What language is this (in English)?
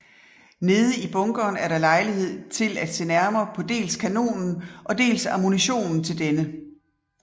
Danish